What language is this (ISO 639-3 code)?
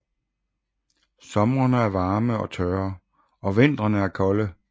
dan